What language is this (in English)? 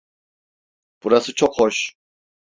Turkish